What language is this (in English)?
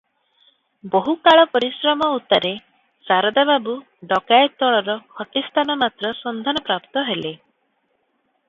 Odia